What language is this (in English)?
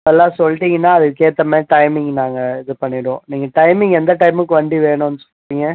Tamil